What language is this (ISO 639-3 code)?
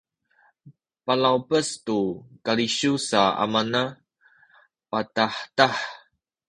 szy